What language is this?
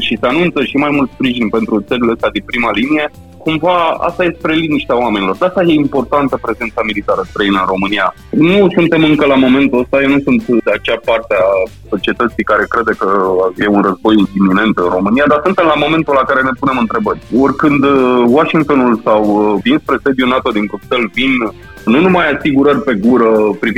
Romanian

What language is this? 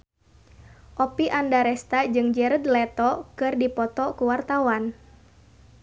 Sundanese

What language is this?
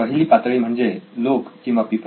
Marathi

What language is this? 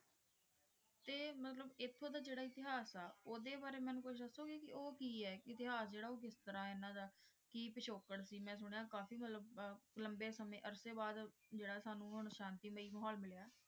Punjabi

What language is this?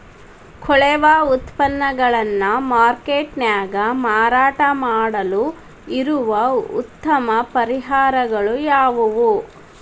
Kannada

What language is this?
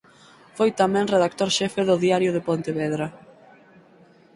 Galician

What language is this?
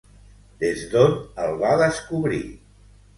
Catalan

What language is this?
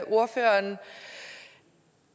Danish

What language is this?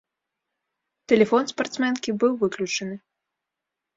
Belarusian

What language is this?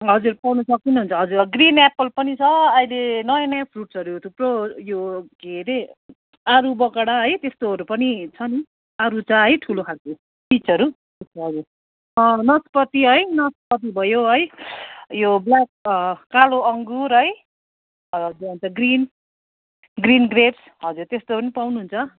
Nepali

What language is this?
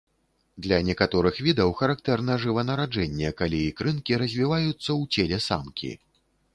Belarusian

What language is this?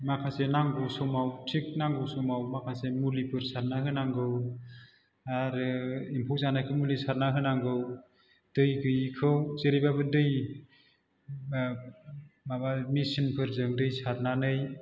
Bodo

